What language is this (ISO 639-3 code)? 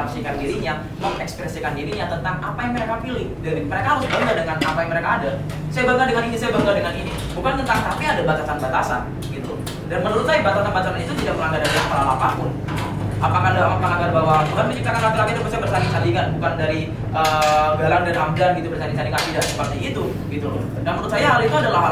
ind